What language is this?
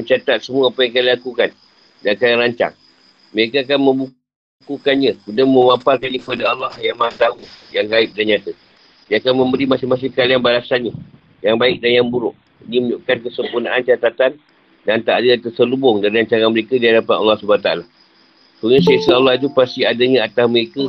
Malay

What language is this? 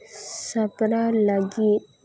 Santali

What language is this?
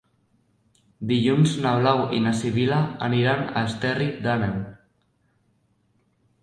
Catalan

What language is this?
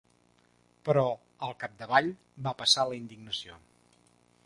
Catalan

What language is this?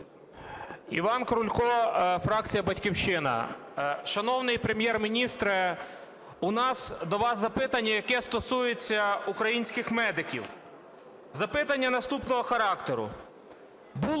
Ukrainian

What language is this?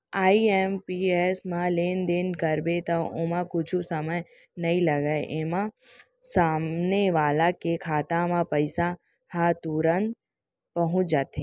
Chhattisgarhi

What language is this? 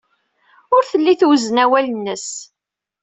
Kabyle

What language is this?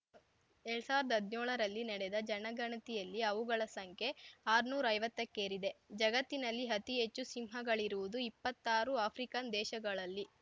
Kannada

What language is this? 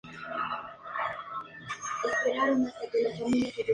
Spanish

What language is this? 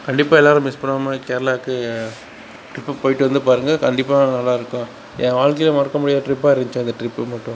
Tamil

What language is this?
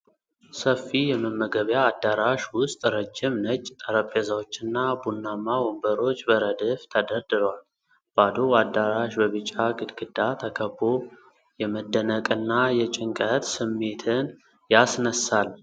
Amharic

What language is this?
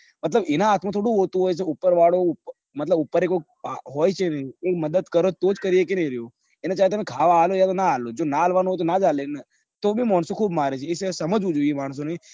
Gujarati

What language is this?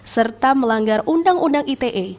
Indonesian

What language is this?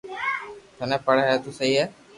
Loarki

